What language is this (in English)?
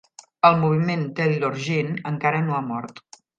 Catalan